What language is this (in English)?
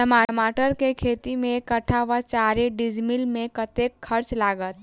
Maithili